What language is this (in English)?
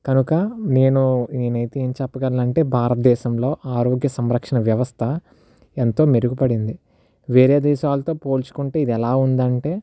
Telugu